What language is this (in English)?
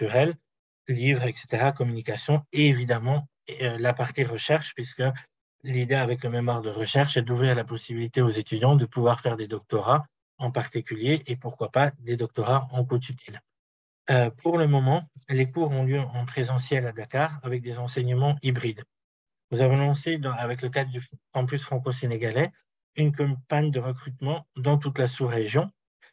French